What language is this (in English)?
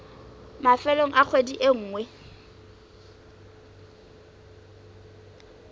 Southern Sotho